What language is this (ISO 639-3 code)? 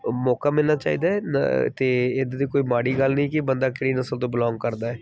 pan